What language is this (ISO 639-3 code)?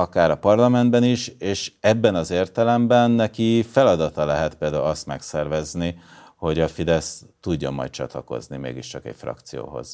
hun